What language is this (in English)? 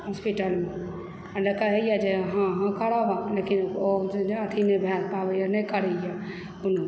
Maithili